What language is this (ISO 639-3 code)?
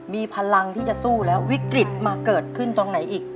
tha